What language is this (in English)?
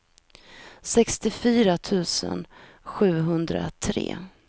Swedish